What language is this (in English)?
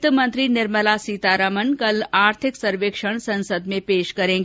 Hindi